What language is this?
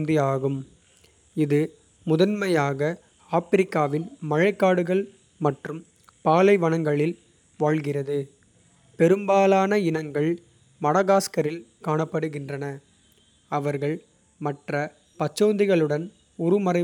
Kota (India)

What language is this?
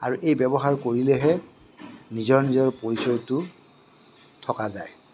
Assamese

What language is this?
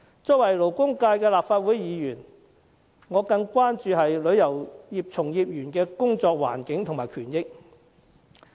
Cantonese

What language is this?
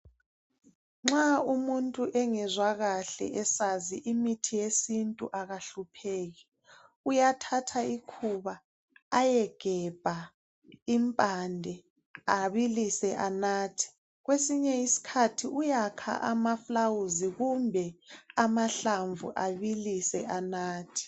North Ndebele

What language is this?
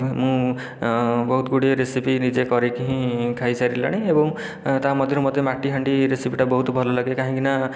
Odia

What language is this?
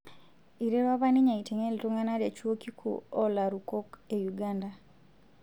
Masai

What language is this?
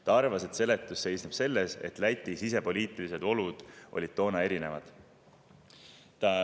Estonian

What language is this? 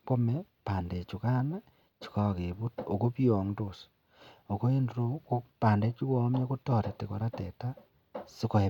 Kalenjin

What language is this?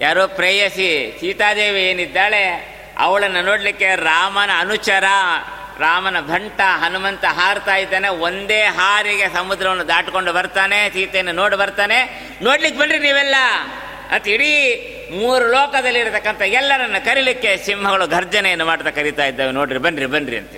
Kannada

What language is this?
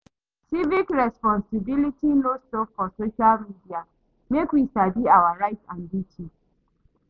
Nigerian Pidgin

